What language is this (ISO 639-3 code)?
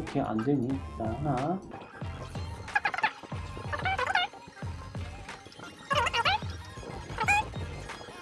kor